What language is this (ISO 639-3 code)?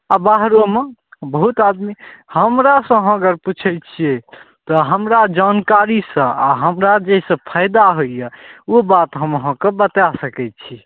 mai